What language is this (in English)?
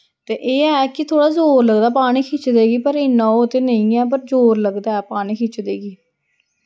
Dogri